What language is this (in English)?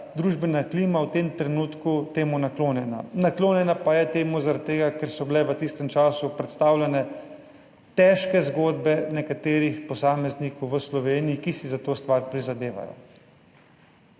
Slovenian